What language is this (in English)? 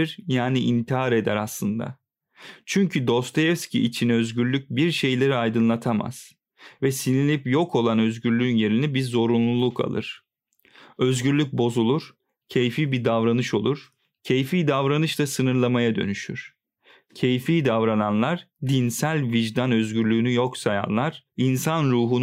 Turkish